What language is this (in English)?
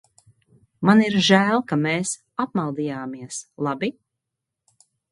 Latvian